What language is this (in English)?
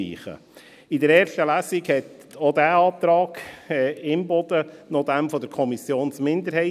Swiss German